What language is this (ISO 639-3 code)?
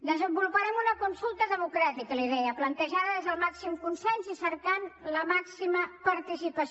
cat